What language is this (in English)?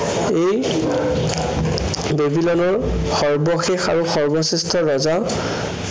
Assamese